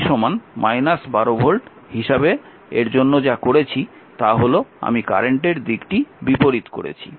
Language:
Bangla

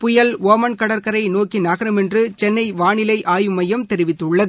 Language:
Tamil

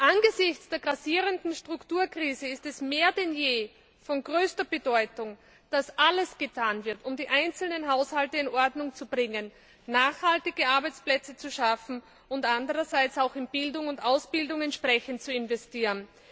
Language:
German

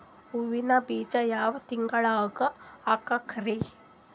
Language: Kannada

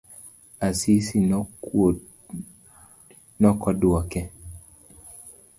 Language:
Luo (Kenya and Tanzania)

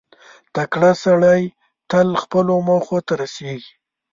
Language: Pashto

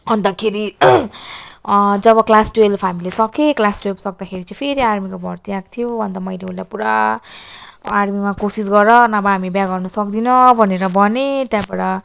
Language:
Nepali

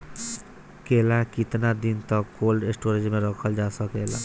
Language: Bhojpuri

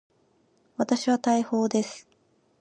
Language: Japanese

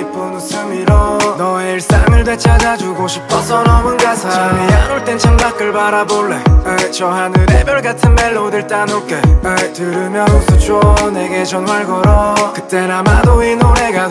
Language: Polish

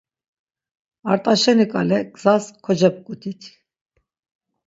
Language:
Laz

